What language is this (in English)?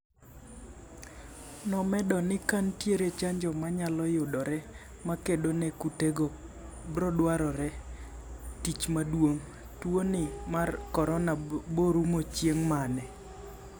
Luo (Kenya and Tanzania)